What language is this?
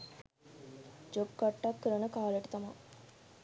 Sinhala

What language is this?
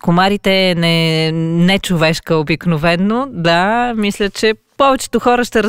Bulgarian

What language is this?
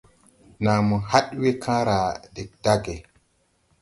Tupuri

